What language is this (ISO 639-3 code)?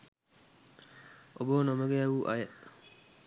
sin